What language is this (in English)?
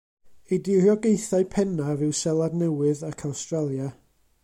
Welsh